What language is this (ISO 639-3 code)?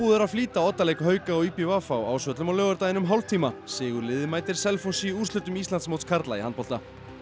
isl